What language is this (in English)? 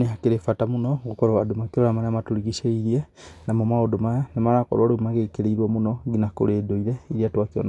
Kikuyu